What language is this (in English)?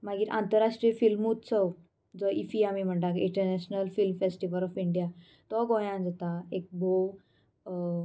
Konkani